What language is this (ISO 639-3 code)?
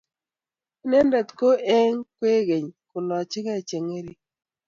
kln